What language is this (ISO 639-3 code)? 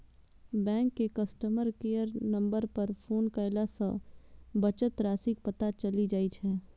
mai